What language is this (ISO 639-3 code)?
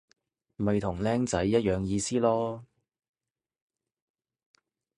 yue